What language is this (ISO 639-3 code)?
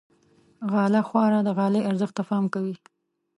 pus